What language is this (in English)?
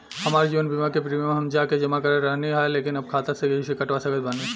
Bhojpuri